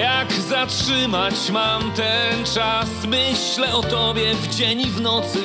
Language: Polish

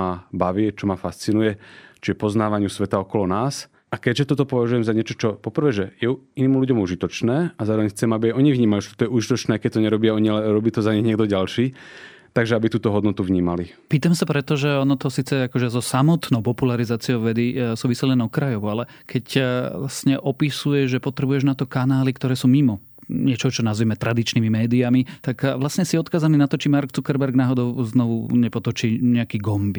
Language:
Slovak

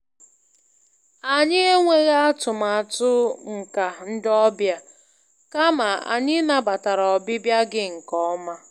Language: Igbo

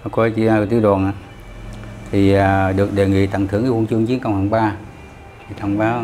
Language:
Vietnamese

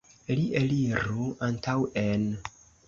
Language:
Esperanto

